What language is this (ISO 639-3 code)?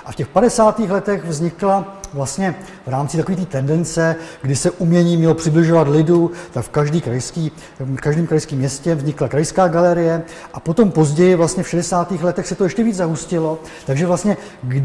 ces